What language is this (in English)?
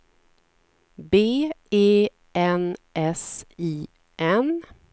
Swedish